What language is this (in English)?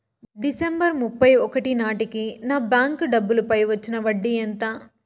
Telugu